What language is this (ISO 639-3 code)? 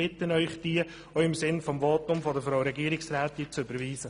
gsw